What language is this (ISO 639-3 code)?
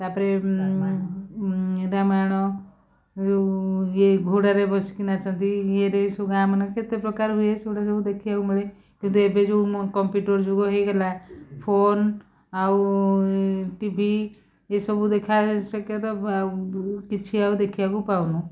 ori